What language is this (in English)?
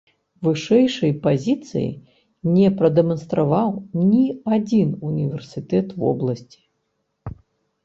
Belarusian